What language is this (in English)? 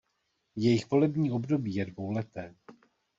Czech